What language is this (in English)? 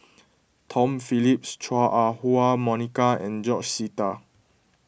English